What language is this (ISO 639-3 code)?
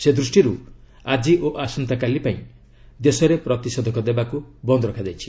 ori